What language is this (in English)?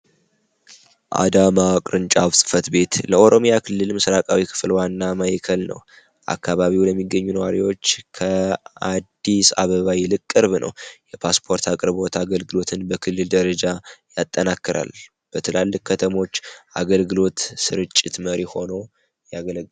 Amharic